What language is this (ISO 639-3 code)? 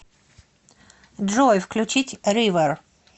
rus